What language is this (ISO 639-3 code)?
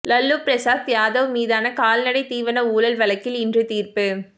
tam